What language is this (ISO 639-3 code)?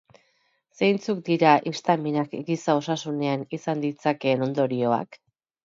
eus